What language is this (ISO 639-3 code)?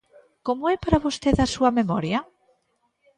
glg